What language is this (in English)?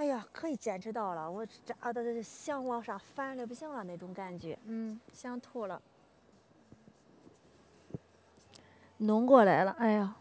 Chinese